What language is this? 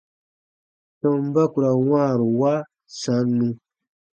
Baatonum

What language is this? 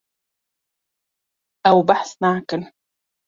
Kurdish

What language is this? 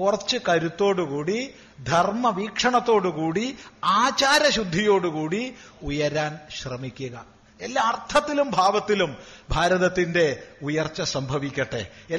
Malayalam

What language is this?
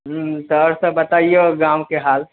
Maithili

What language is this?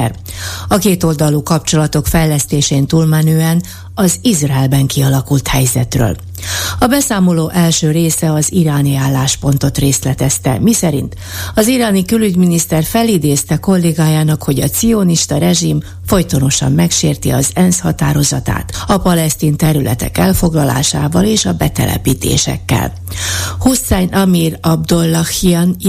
Hungarian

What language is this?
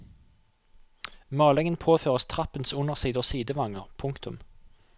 Norwegian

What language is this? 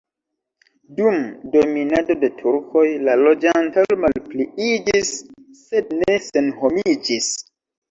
Esperanto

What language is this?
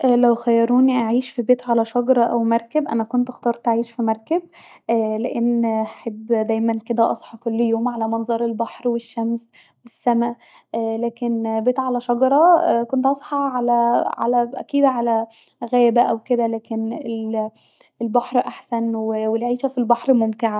Egyptian Arabic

